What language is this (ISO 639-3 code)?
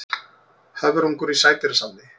isl